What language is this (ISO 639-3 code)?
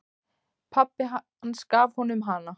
isl